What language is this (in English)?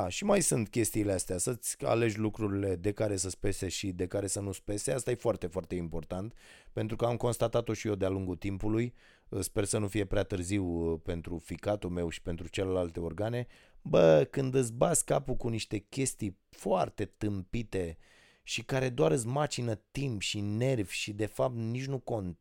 Romanian